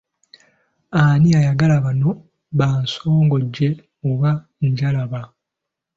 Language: Ganda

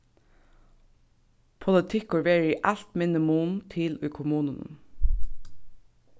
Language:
Faroese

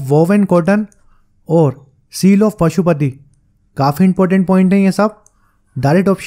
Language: Hindi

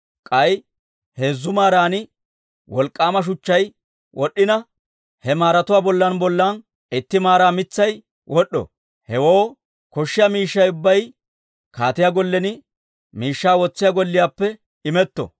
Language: Dawro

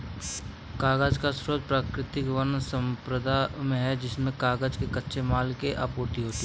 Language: Hindi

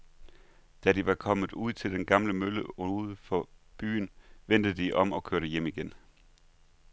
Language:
Danish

